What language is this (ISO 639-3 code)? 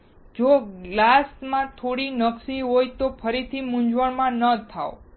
guj